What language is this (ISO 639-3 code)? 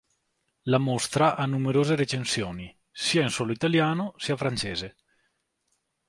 ita